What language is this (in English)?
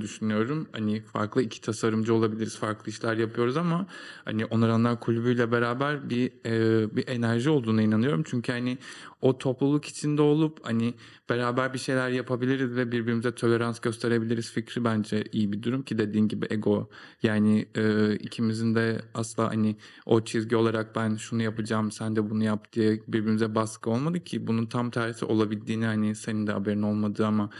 Turkish